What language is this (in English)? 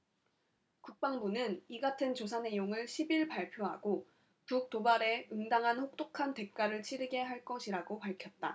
Korean